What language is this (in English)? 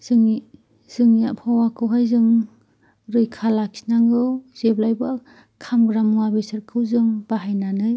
Bodo